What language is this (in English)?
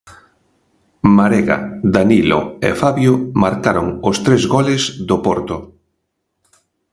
Galician